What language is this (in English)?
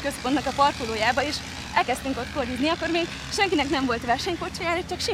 Hungarian